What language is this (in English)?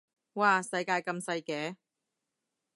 Cantonese